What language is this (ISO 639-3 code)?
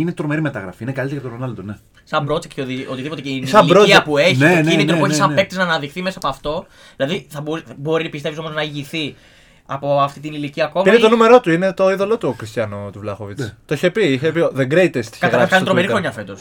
ell